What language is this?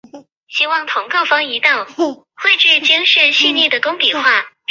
Chinese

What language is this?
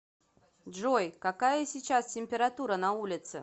Russian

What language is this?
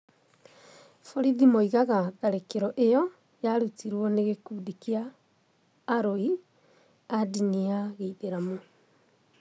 Kikuyu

